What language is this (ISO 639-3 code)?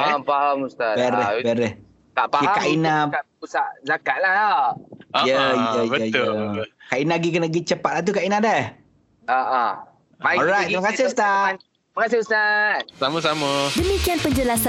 msa